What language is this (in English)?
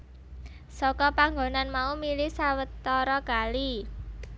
Javanese